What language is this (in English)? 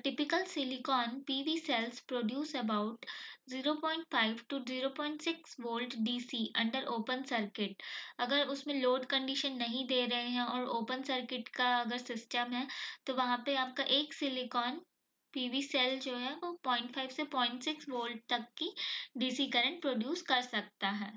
Hindi